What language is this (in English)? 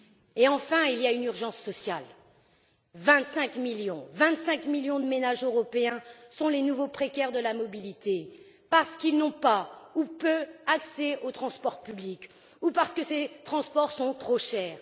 French